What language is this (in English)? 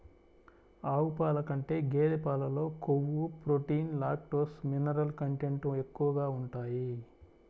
Telugu